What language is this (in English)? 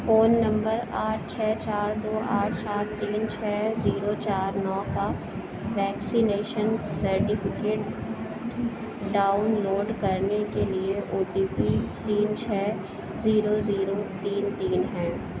Urdu